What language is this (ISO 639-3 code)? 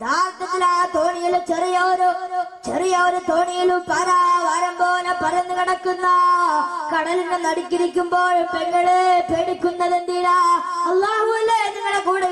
ara